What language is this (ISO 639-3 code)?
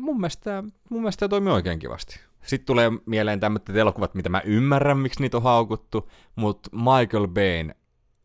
fin